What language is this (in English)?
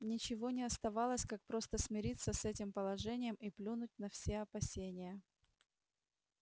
Russian